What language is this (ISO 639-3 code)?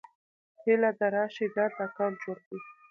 pus